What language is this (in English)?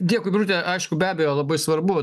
Lithuanian